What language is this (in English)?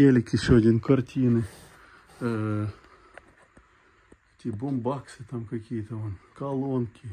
Russian